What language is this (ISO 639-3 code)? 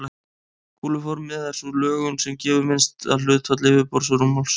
isl